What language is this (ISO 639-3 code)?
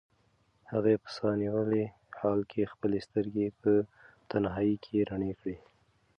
pus